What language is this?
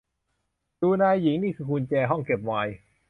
Thai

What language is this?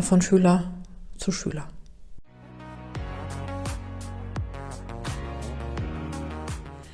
German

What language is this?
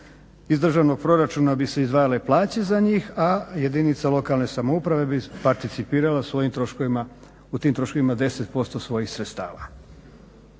Croatian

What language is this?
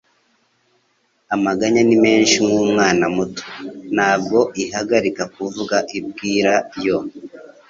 Kinyarwanda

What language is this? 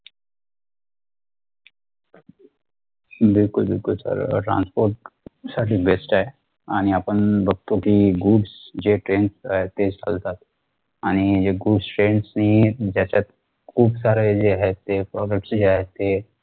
Marathi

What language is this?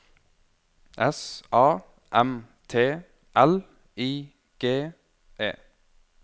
Norwegian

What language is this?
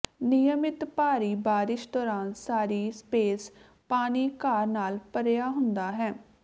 Punjabi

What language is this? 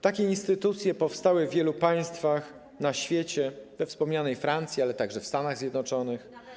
Polish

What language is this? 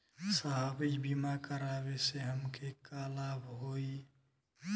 Bhojpuri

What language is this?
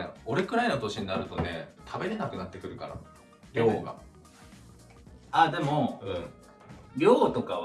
Japanese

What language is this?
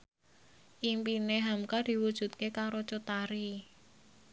Javanese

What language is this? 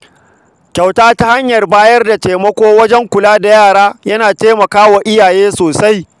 Hausa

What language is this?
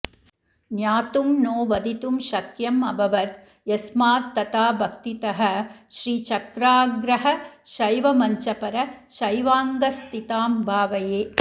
Sanskrit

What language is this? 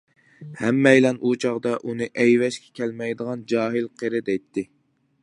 Uyghur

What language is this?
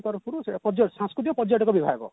Odia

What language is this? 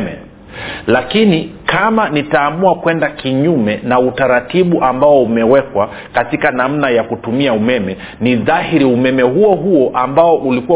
Swahili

